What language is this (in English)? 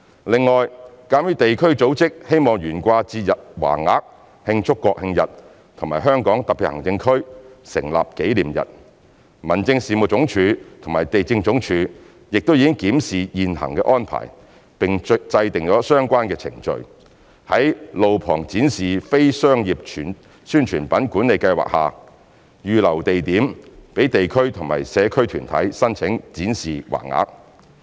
Cantonese